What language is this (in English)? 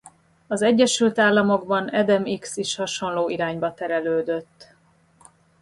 Hungarian